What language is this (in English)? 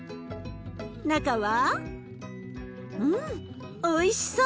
Japanese